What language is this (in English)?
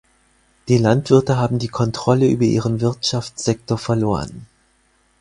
German